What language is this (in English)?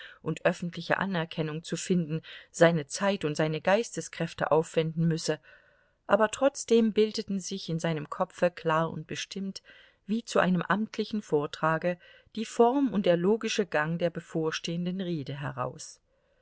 German